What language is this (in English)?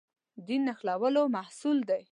Pashto